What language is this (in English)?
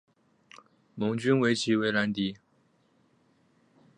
Chinese